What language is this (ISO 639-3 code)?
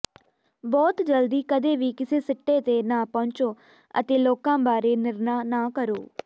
pan